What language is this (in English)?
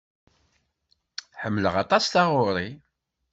Kabyle